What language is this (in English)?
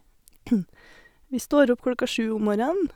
Norwegian